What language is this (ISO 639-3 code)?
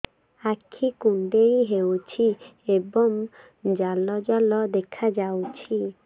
ori